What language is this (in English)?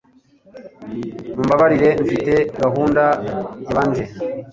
Kinyarwanda